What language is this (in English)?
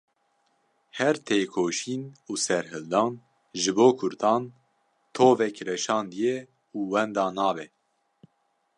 Kurdish